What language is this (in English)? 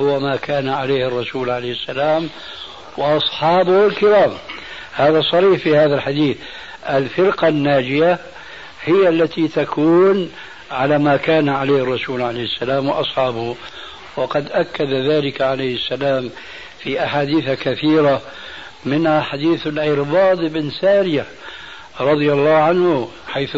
Arabic